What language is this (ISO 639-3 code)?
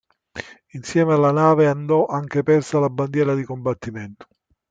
ita